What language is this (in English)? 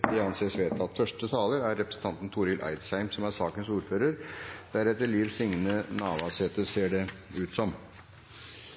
Norwegian Bokmål